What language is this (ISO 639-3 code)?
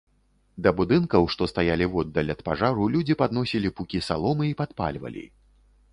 bel